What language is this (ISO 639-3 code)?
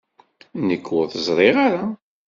kab